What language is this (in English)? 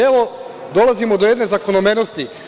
Serbian